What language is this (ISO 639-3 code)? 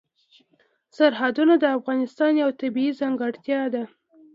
pus